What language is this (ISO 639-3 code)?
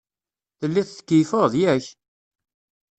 kab